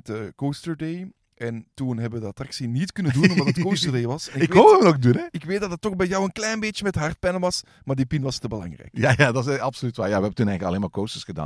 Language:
Dutch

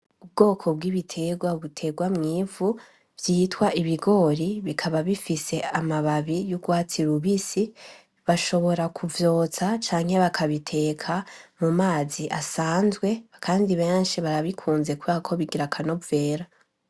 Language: Rundi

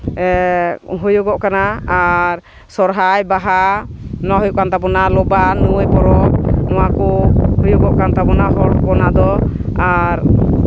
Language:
Santali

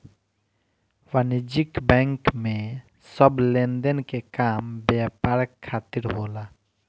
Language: Bhojpuri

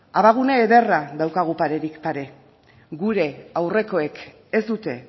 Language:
Basque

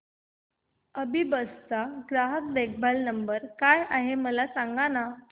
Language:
Marathi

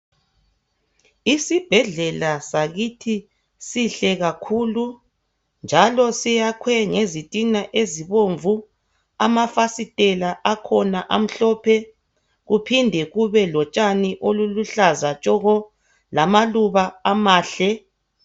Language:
North Ndebele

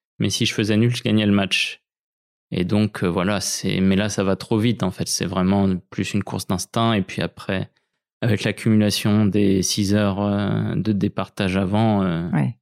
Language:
French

